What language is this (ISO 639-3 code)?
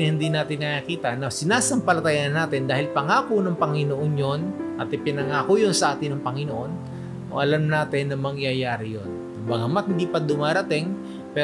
fil